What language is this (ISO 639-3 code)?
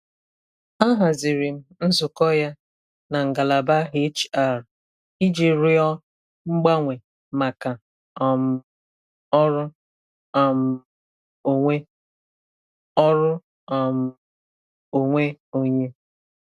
ibo